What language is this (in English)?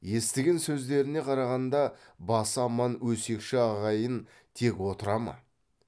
Kazakh